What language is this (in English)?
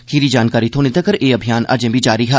Dogri